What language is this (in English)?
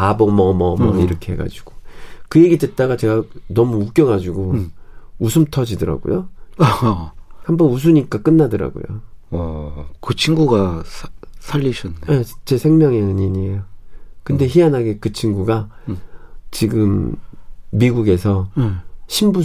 Korean